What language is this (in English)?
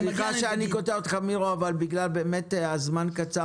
Hebrew